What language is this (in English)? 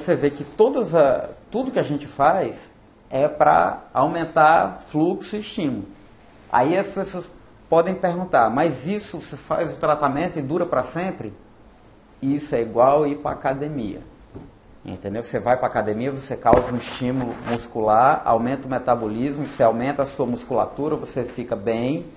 Portuguese